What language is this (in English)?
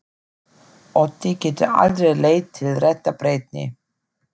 Icelandic